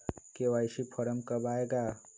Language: Magahi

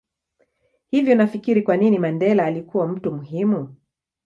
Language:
Swahili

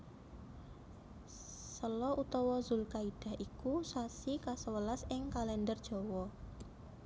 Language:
Javanese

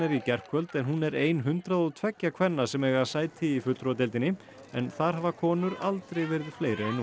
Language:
Icelandic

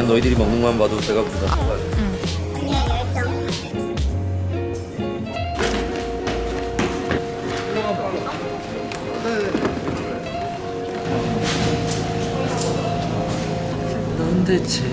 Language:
Korean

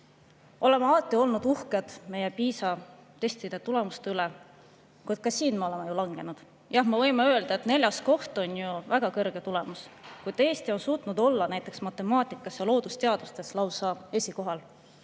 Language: Estonian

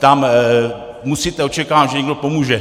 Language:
Czech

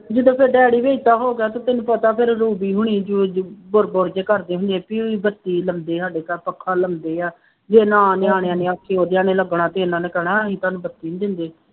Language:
Punjabi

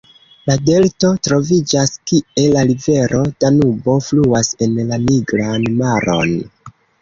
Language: Esperanto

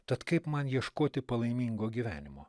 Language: Lithuanian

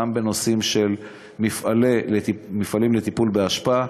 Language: Hebrew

